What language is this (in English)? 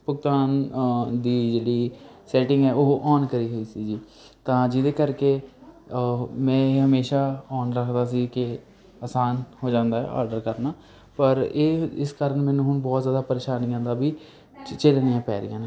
Punjabi